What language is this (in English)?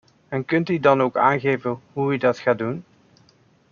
Dutch